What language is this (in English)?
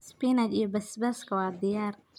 Somali